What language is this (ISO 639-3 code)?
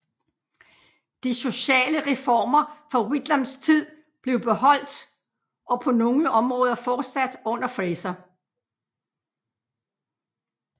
dan